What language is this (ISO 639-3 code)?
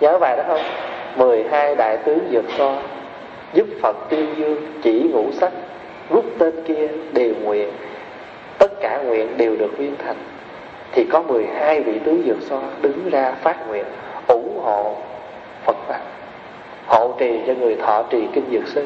vie